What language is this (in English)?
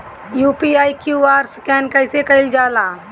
Bhojpuri